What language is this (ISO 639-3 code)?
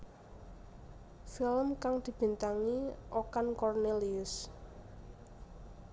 jav